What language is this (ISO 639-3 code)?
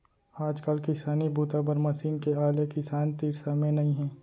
hne